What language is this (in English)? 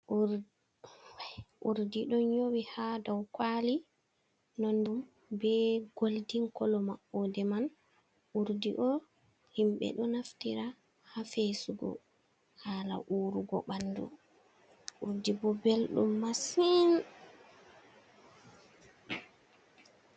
Fula